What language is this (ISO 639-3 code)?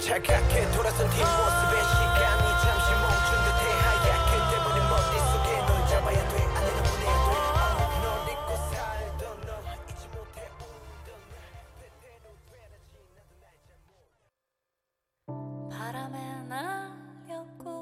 kor